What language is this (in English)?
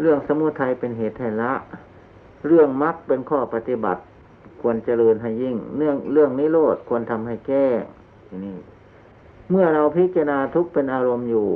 Thai